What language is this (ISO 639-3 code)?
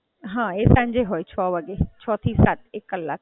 guj